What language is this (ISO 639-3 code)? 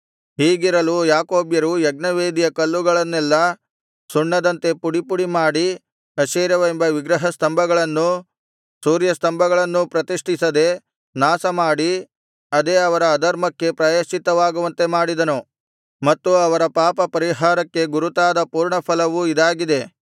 kan